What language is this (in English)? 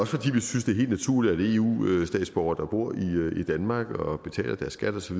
Danish